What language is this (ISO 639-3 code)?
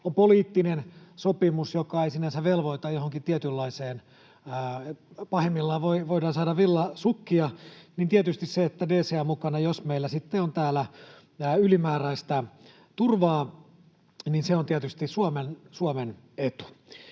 fin